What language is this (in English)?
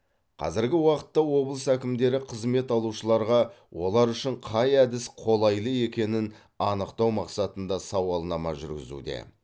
Kazakh